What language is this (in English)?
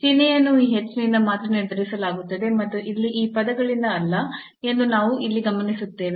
Kannada